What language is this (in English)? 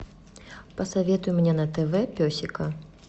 Russian